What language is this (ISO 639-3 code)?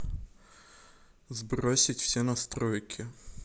rus